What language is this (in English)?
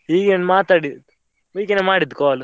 Kannada